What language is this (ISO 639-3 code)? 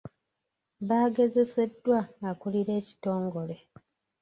lug